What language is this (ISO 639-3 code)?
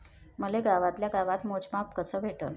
mar